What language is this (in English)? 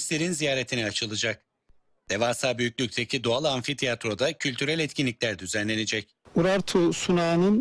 Turkish